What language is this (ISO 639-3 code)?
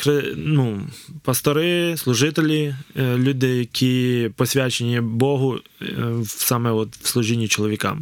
ukr